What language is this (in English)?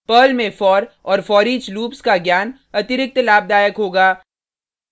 Hindi